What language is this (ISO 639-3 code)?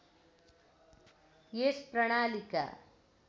nep